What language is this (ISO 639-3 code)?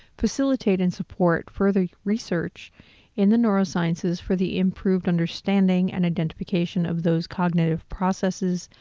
eng